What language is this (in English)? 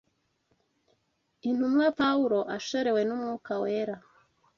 Kinyarwanda